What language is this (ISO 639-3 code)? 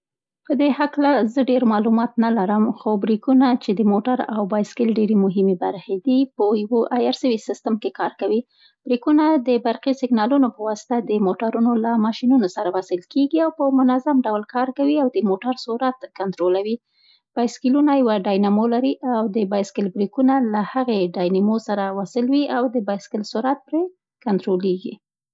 pst